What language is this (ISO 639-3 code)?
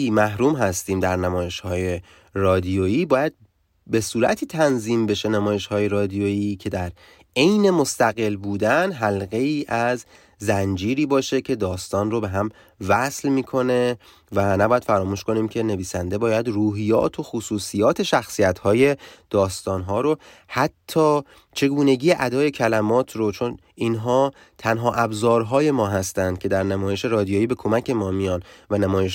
fas